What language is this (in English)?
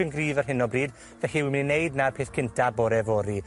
Welsh